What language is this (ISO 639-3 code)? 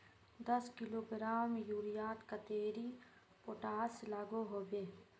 mag